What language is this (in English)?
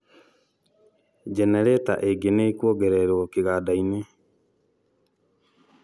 Kikuyu